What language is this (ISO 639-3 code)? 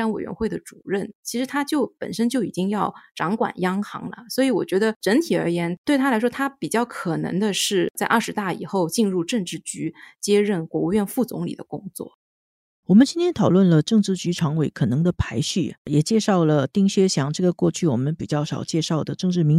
zho